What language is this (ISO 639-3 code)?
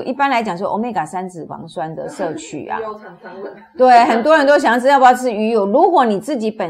zho